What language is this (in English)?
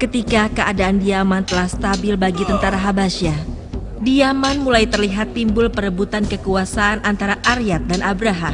Indonesian